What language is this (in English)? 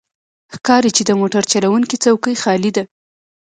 Pashto